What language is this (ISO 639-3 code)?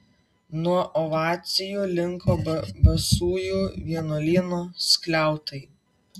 lit